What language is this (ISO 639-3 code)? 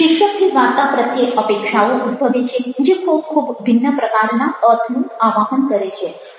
guj